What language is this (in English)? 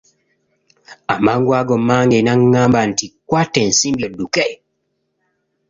Ganda